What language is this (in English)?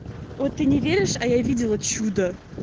Russian